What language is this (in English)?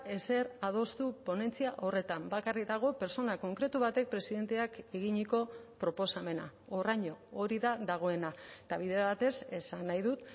Basque